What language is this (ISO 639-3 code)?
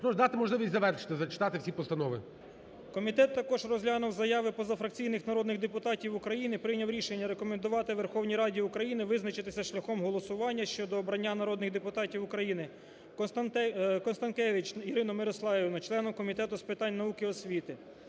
ukr